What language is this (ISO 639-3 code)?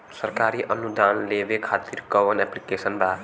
bho